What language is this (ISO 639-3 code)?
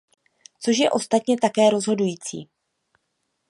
ces